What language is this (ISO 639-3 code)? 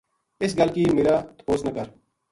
gju